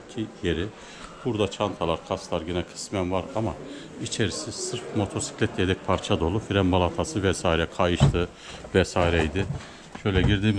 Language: Turkish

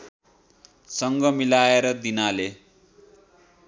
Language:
Nepali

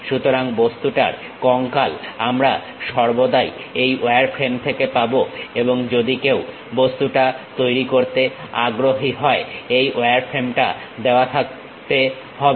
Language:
Bangla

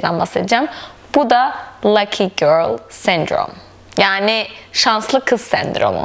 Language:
Turkish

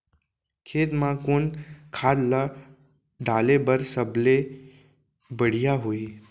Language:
Chhattisgarhi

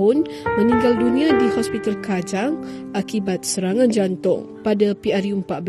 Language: Malay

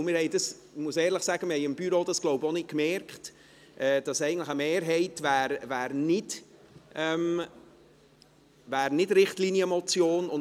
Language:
Swiss German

